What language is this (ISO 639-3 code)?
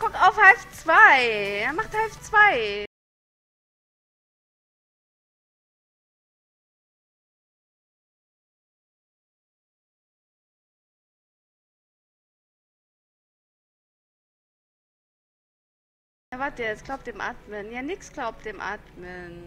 deu